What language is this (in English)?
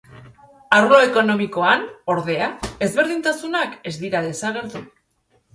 Basque